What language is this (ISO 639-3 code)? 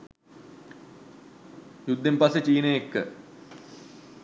sin